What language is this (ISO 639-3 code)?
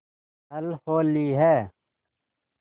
hin